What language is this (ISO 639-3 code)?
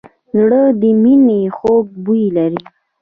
pus